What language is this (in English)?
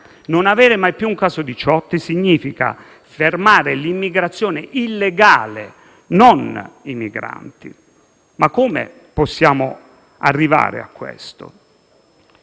Italian